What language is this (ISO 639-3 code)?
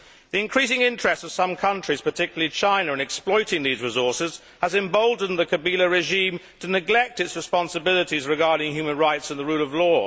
eng